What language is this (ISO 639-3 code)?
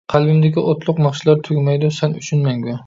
uig